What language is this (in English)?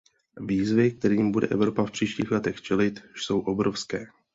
Czech